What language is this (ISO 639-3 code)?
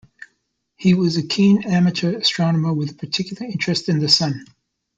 eng